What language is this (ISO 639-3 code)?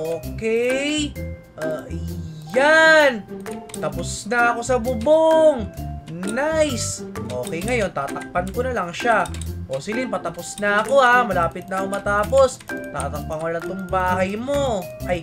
fil